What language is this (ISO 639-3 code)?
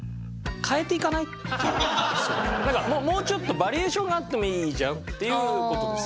jpn